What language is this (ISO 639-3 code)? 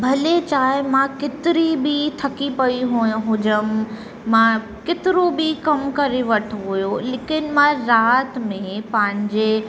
snd